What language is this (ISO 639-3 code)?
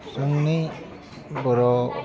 brx